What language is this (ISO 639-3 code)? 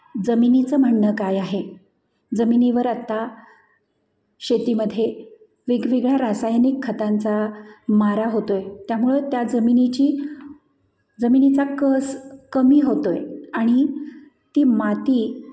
mar